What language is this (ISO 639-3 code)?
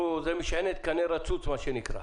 heb